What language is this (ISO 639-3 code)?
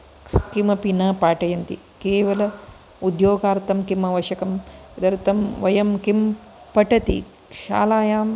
san